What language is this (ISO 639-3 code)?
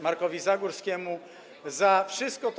pol